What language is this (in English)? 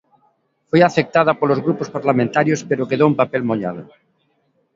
Galician